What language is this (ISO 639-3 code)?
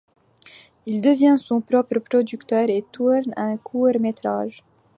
fra